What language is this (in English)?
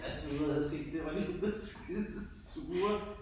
Danish